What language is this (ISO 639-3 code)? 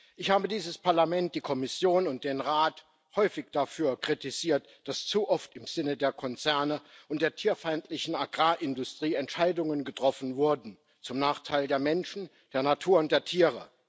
deu